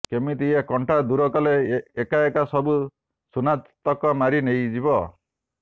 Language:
Odia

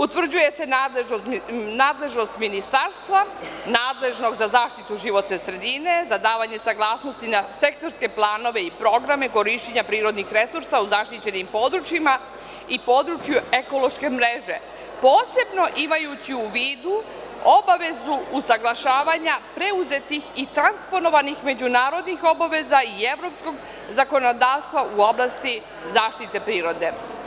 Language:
Serbian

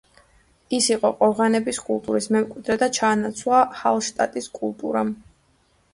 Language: Georgian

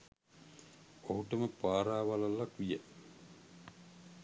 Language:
Sinhala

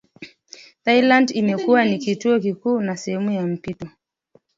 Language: Swahili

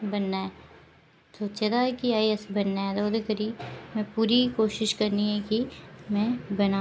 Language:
Dogri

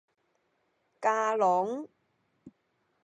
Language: Min Nan Chinese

